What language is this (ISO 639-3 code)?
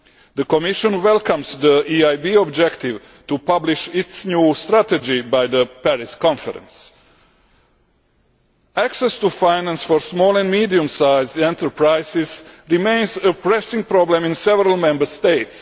eng